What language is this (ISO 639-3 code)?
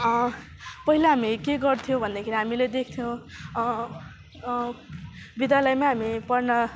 nep